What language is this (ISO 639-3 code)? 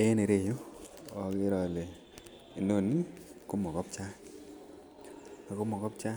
kln